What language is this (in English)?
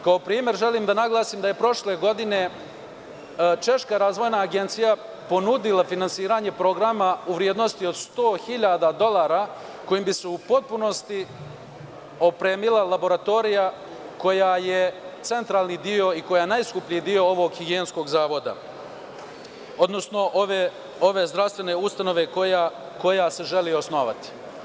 Serbian